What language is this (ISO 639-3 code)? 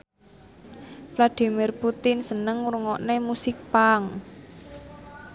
jav